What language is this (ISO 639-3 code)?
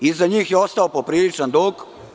srp